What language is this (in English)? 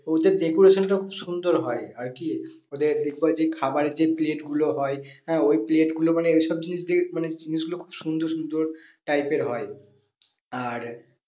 Bangla